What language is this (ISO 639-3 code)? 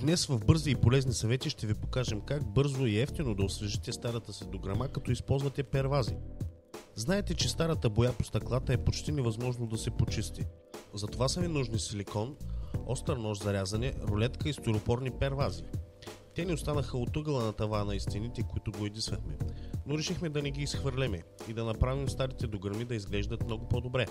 bul